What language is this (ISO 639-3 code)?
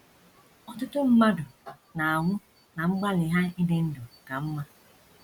ibo